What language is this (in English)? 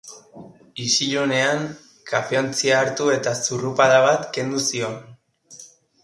Basque